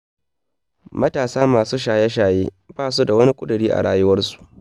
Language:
Hausa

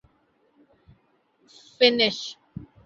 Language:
Urdu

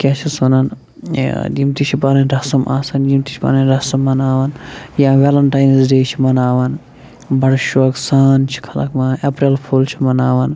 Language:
Kashmiri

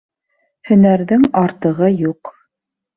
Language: Bashkir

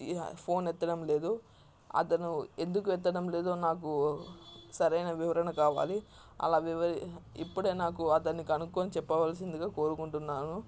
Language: Telugu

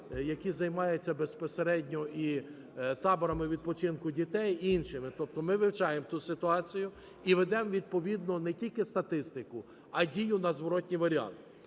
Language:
Ukrainian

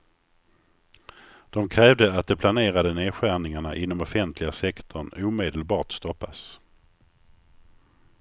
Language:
Swedish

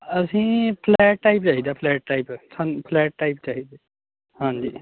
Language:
Punjabi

